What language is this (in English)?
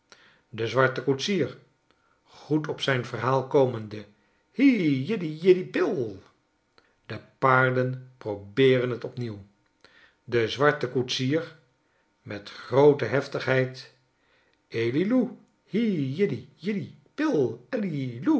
Dutch